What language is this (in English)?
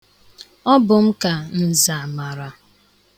Igbo